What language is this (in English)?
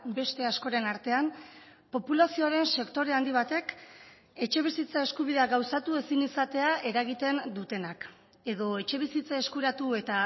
Basque